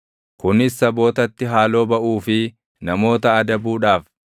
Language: Oromo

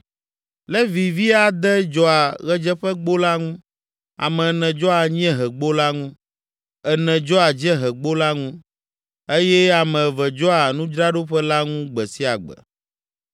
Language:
Ewe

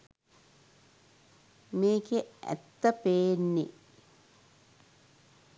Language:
Sinhala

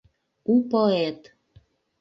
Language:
Mari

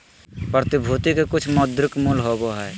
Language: Magahi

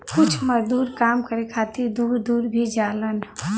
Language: Bhojpuri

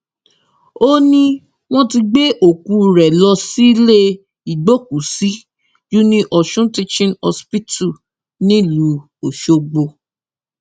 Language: Yoruba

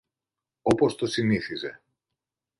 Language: Greek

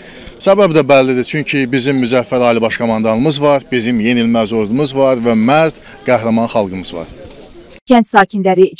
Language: Turkish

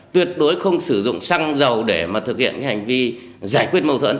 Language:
Vietnamese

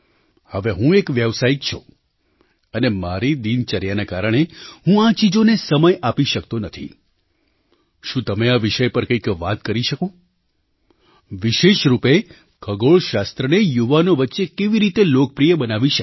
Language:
Gujarati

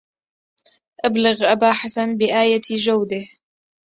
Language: Arabic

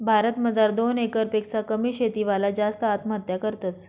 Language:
Marathi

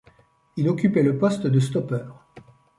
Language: French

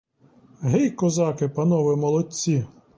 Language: Ukrainian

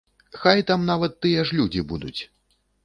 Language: Belarusian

